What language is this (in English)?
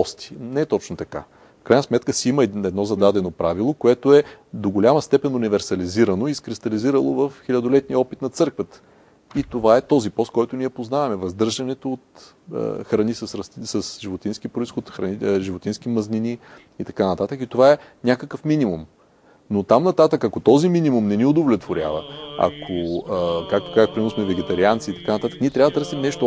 Bulgarian